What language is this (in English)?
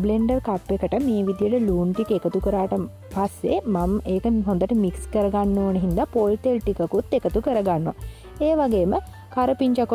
Romanian